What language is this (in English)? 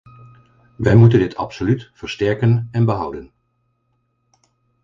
Dutch